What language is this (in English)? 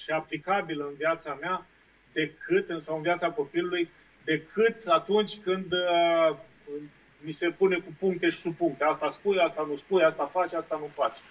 Romanian